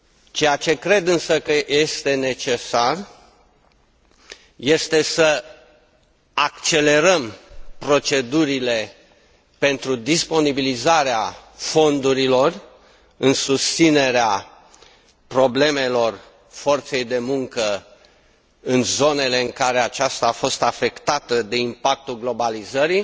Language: Romanian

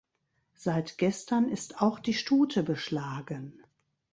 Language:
German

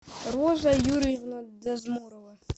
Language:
Russian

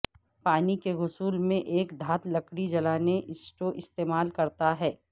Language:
Urdu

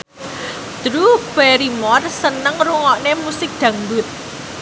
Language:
Javanese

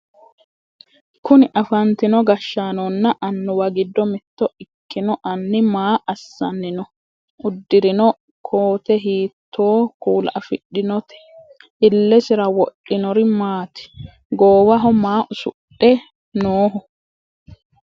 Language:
Sidamo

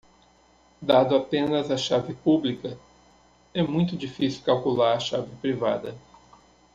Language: Portuguese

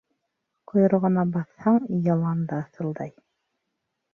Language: Bashkir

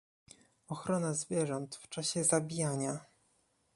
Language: Polish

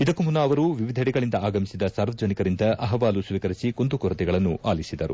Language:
Kannada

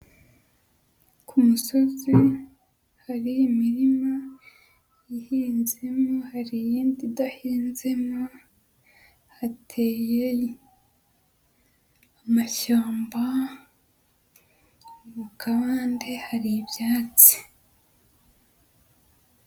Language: Kinyarwanda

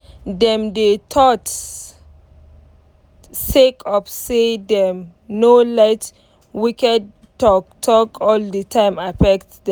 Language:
Nigerian Pidgin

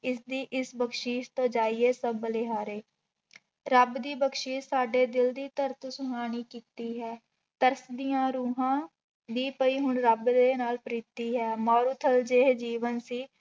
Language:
Punjabi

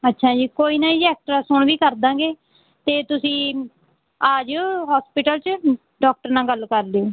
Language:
Punjabi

